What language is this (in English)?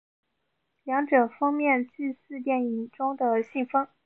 Chinese